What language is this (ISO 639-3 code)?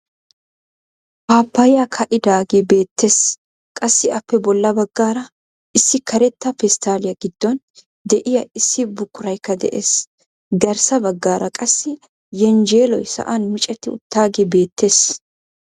wal